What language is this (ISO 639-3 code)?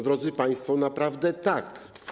pol